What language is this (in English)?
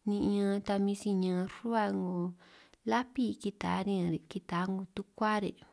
San Martín Itunyoso Triqui